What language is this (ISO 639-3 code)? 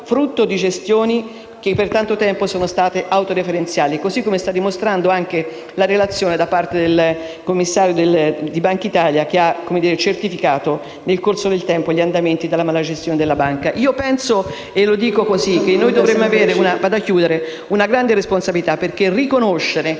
ita